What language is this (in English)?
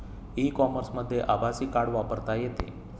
Marathi